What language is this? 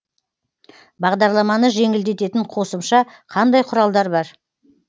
Kazakh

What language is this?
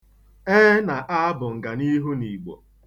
Igbo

